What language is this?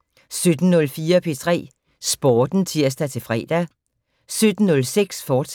Danish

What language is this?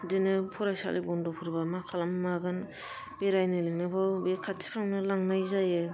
Bodo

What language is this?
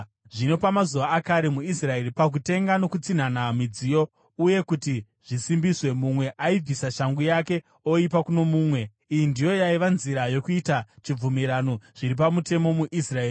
Shona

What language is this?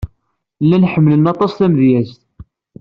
Kabyle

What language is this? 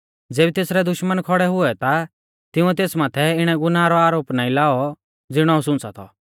Mahasu Pahari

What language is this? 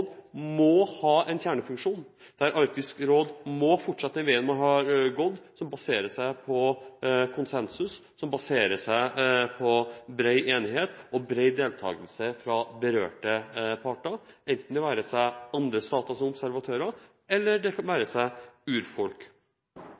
Norwegian Bokmål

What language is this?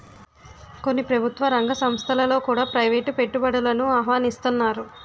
Telugu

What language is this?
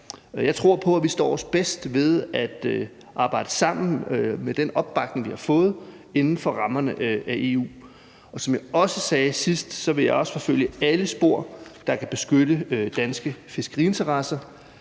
Danish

